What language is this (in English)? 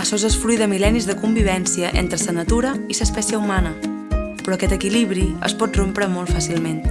Catalan